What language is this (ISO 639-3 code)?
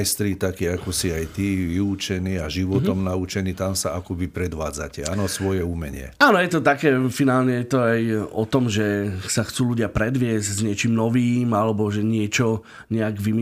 slk